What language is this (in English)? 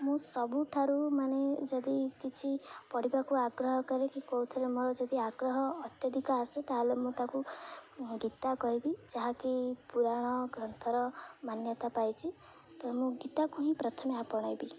Odia